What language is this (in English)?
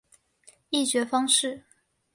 Chinese